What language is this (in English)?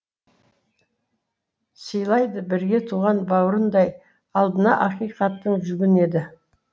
Kazakh